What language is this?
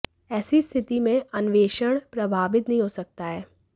Hindi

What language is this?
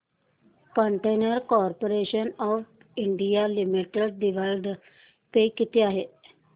Marathi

